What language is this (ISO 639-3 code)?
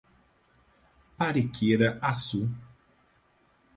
por